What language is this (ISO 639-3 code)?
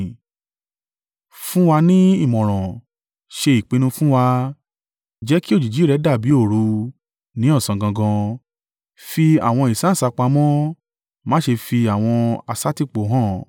yor